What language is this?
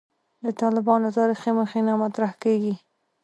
Pashto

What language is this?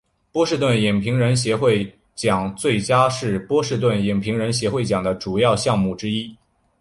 Chinese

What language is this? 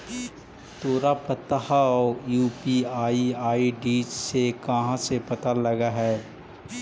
Magahi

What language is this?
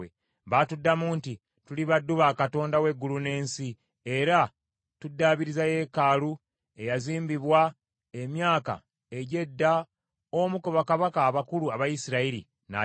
Ganda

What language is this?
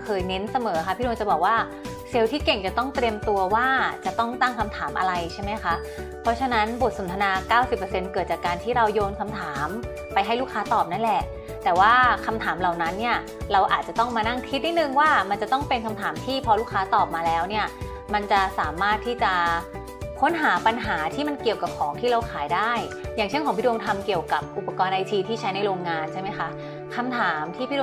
Thai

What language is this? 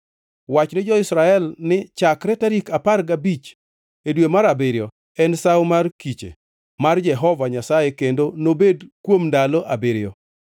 Luo (Kenya and Tanzania)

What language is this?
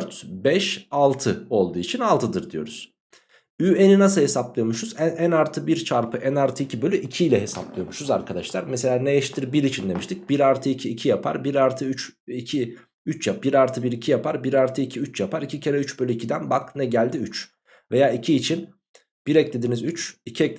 Turkish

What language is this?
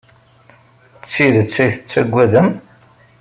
Kabyle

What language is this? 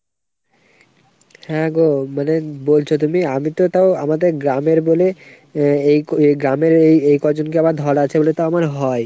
Bangla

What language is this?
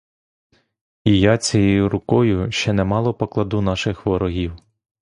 Ukrainian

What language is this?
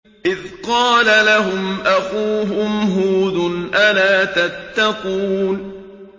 Arabic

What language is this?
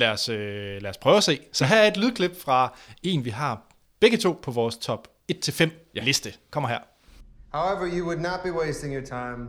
Danish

